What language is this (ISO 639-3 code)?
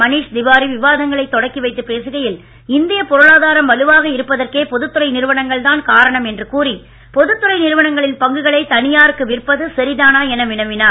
tam